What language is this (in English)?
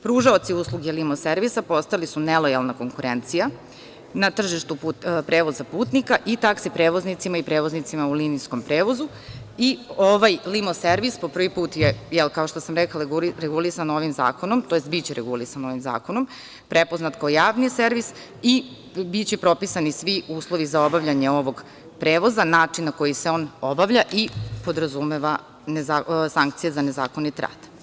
Serbian